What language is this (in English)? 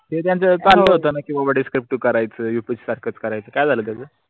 Marathi